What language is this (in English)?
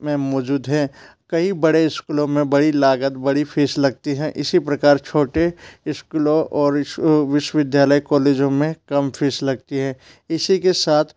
Hindi